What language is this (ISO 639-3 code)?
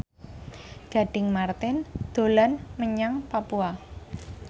jav